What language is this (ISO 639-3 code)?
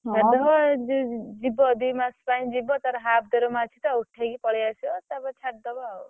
ori